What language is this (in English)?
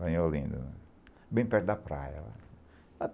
Portuguese